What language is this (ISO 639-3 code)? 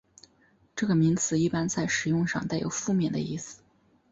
zho